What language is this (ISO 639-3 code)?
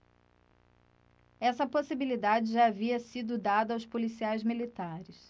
por